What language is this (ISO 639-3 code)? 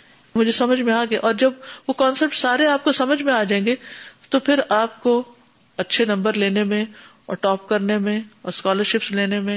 urd